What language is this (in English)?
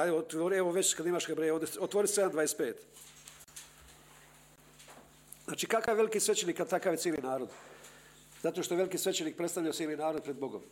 Croatian